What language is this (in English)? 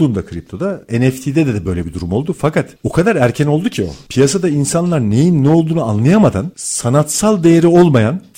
Turkish